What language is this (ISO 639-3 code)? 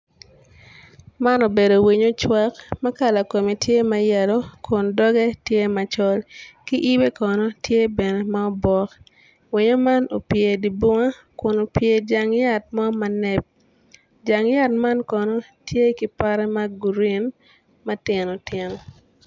ach